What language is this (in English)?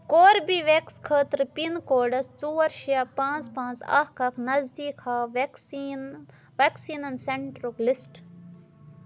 Kashmiri